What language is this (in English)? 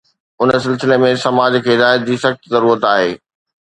Sindhi